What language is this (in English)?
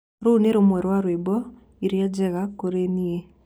Kikuyu